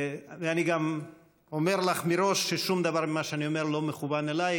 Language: Hebrew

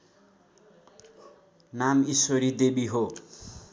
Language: Nepali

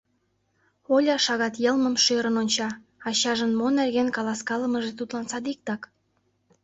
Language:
Mari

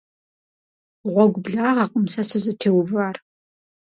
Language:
Kabardian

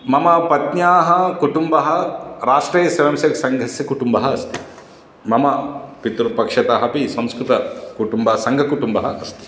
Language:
Sanskrit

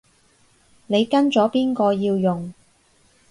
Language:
Cantonese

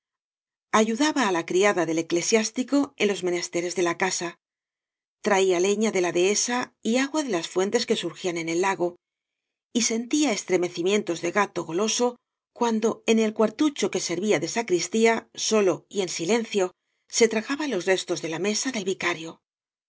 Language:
Spanish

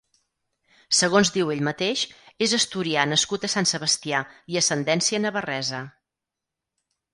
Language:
Catalan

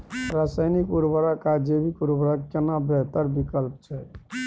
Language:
Maithili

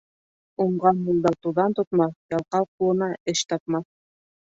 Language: Bashkir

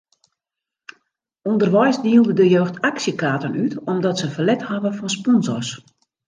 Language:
Western Frisian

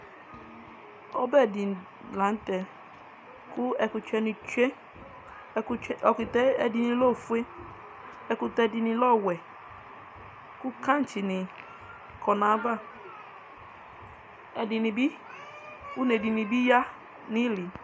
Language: Ikposo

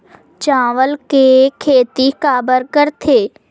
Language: Chhattisgarhi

